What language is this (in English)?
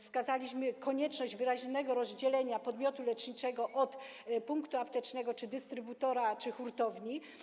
Polish